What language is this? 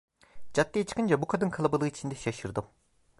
Turkish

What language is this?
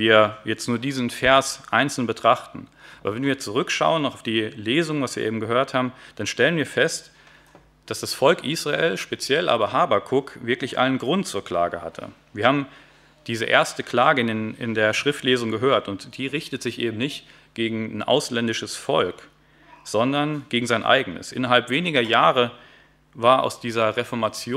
German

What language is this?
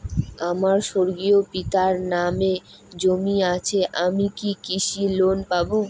Bangla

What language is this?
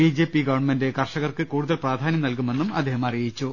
Malayalam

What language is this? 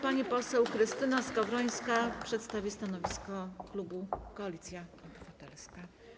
Polish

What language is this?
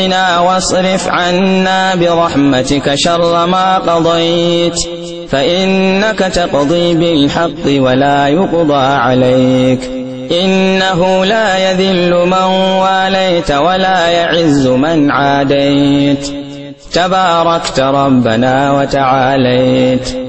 Arabic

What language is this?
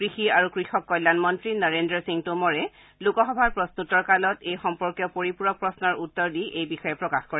Assamese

